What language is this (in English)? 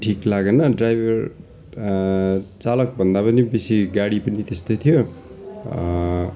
Nepali